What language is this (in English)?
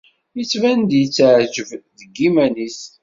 Kabyle